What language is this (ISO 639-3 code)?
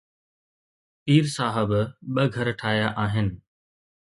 snd